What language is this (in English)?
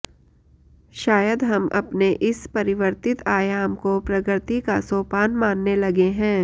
Sanskrit